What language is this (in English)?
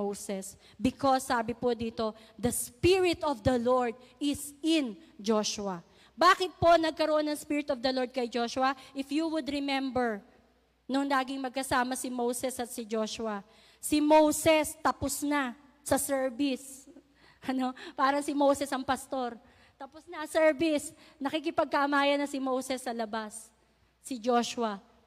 Filipino